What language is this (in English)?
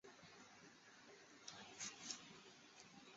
Chinese